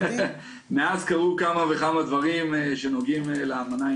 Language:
Hebrew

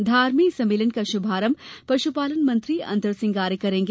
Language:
Hindi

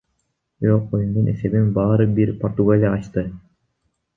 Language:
Kyrgyz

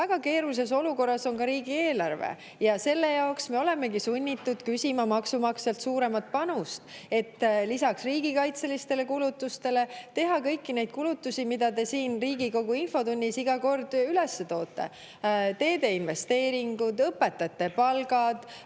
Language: Estonian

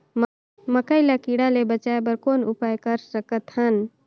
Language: Chhattisgarhi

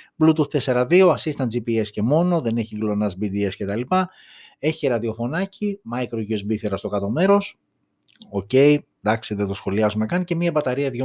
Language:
Greek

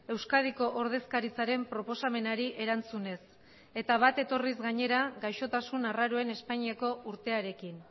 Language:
Basque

